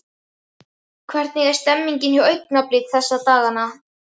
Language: Icelandic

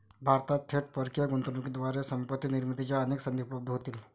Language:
Marathi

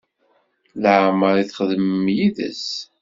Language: Kabyle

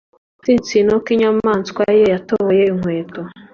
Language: Kinyarwanda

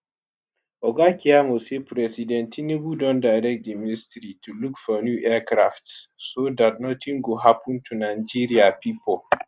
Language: Nigerian Pidgin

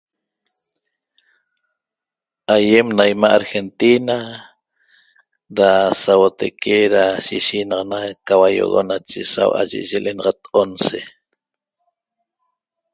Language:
Toba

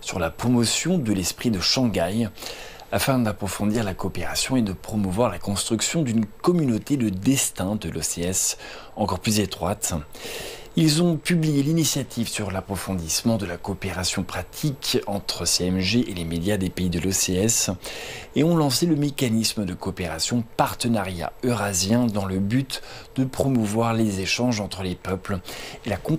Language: French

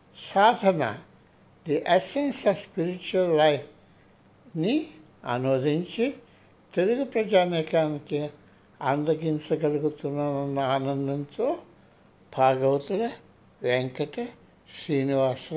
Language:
Telugu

